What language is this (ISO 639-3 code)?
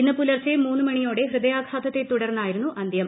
mal